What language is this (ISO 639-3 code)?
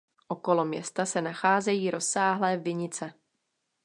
ces